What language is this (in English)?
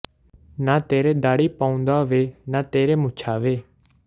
Punjabi